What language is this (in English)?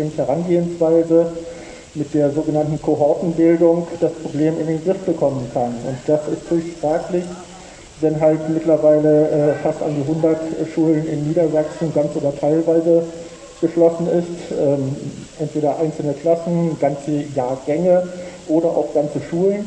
German